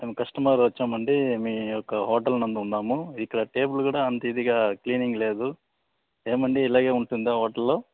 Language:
Telugu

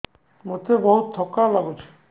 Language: Odia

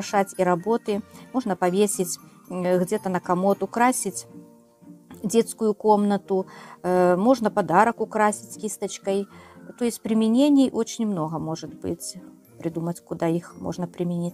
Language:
Russian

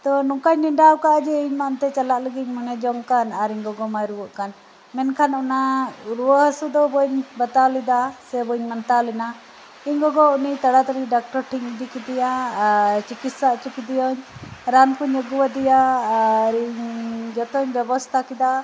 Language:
Santali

